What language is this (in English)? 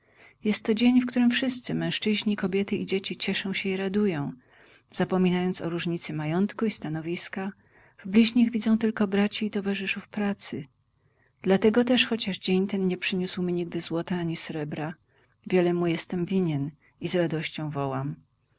Polish